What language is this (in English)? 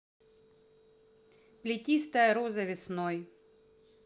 Russian